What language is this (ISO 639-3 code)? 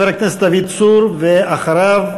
heb